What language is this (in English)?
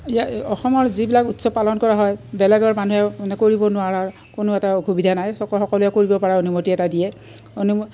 Assamese